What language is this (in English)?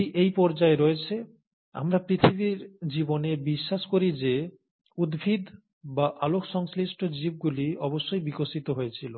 Bangla